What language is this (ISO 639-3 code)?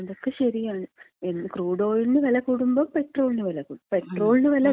mal